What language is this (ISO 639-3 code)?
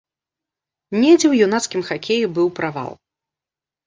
bel